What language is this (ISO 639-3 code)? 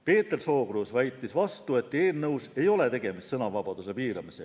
est